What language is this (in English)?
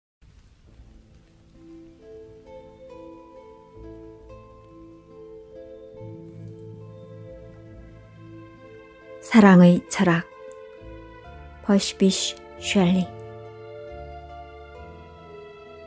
Korean